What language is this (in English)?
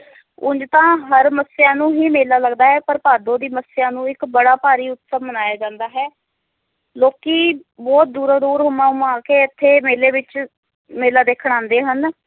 Punjabi